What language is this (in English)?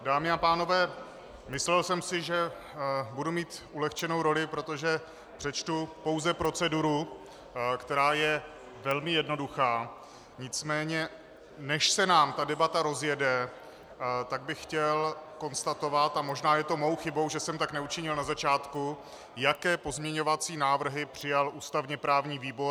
Czech